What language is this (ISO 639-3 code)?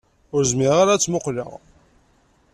kab